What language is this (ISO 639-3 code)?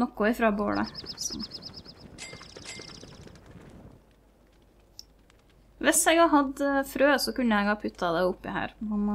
nor